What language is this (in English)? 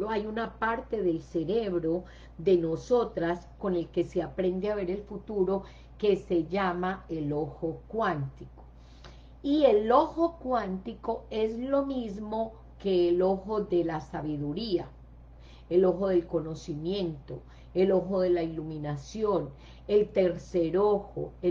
Spanish